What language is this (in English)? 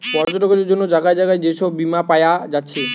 Bangla